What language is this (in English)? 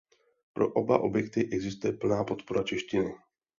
Czech